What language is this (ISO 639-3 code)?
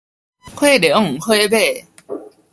nan